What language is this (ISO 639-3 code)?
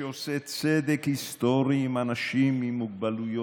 heb